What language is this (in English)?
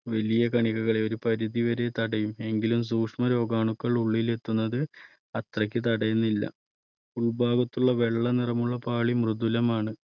Malayalam